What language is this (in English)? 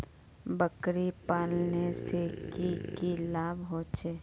Magahi